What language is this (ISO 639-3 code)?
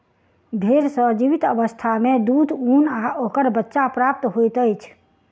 mai